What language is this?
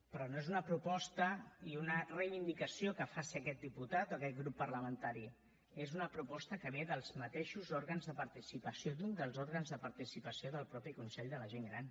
Catalan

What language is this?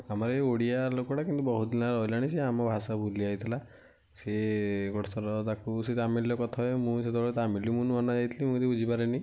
Odia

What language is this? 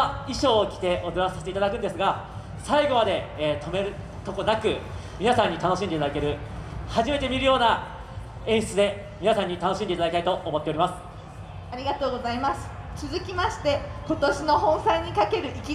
Japanese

